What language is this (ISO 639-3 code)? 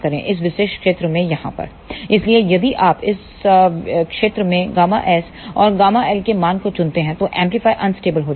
hin